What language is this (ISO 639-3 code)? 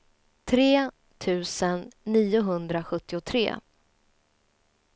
swe